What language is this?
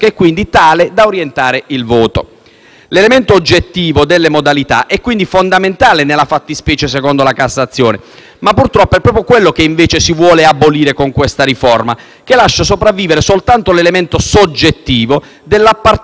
Italian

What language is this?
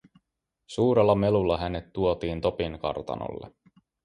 Finnish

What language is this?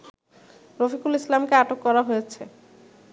Bangla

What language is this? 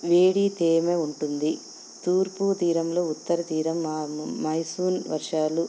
Telugu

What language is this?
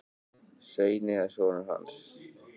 Icelandic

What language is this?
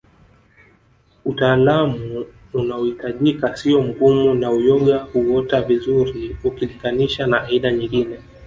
Swahili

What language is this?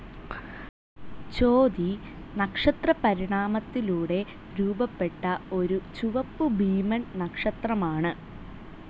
Malayalam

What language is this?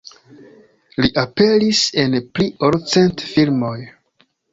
Esperanto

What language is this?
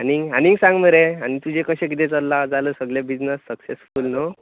Konkani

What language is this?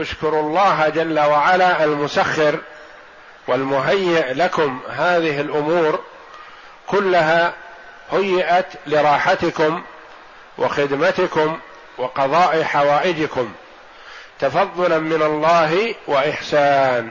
Arabic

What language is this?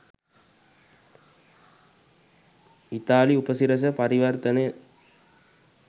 Sinhala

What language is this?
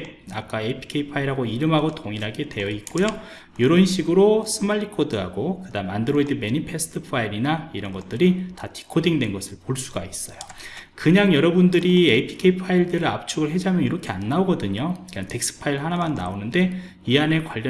Korean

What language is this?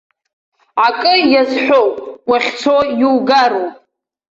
Abkhazian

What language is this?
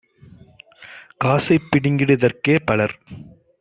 Tamil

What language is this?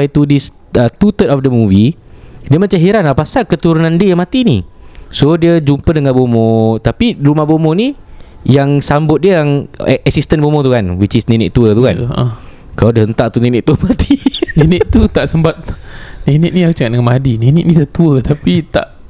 Malay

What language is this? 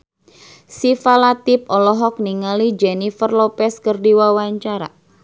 Sundanese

